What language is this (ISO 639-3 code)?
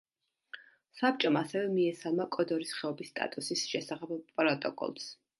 kat